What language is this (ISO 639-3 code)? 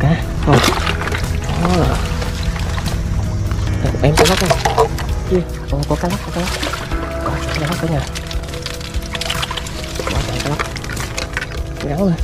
vie